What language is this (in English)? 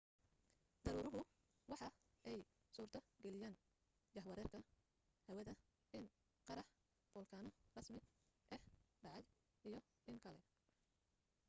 Somali